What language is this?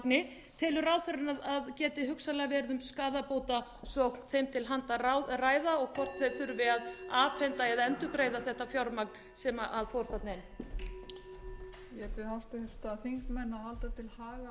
Icelandic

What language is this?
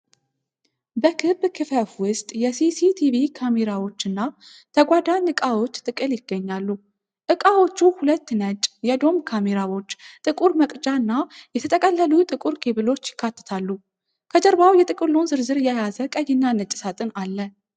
Amharic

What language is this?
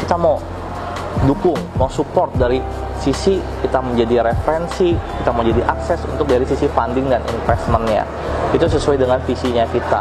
Indonesian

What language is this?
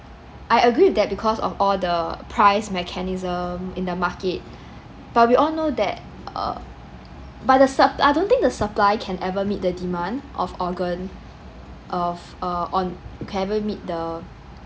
English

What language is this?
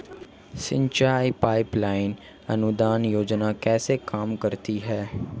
Hindi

